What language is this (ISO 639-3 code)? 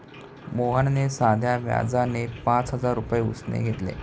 mar